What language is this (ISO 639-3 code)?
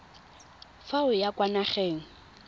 tsn